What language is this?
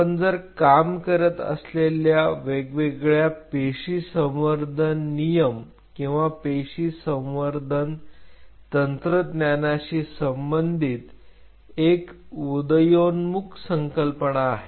Marathi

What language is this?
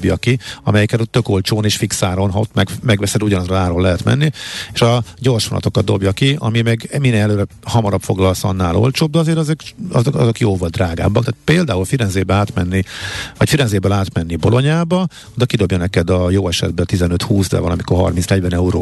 Hungarian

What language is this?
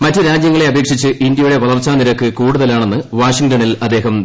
Malayalam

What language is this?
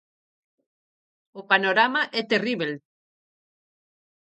Galician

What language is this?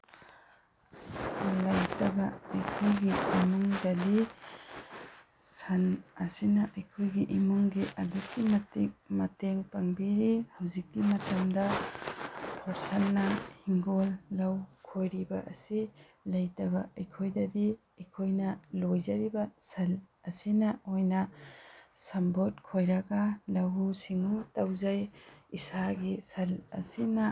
Manipuri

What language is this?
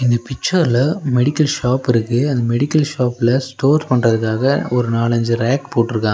Tamil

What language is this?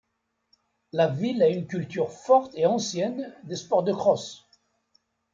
French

